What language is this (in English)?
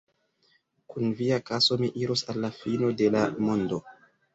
Esperanto